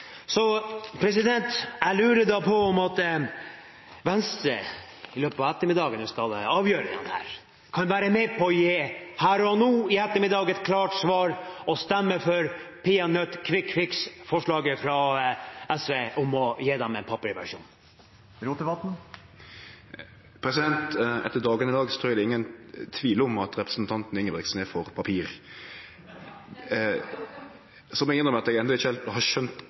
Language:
Norwegian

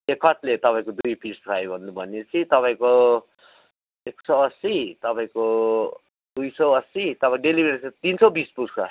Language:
Nepali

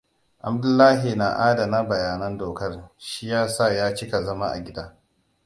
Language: Hausa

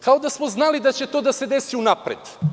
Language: Serbian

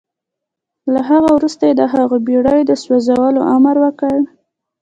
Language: Pashto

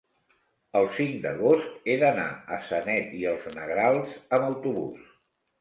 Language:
Catalan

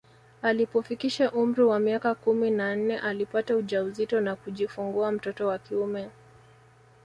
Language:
Swahili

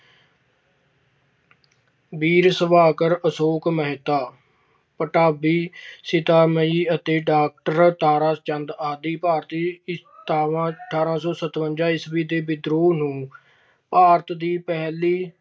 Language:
Punjabi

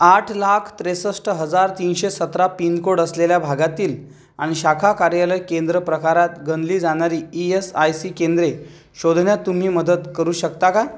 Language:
Marathi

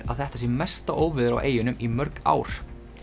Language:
Icelandic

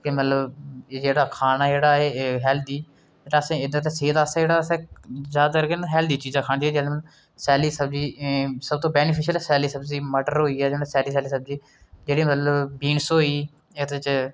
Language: Dogri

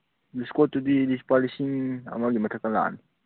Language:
Manipuri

